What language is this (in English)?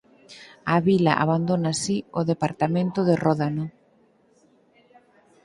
Galician